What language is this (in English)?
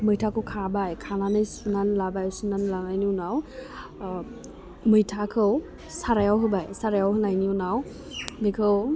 Bodo